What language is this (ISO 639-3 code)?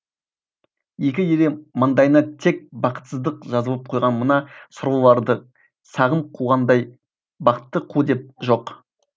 kaz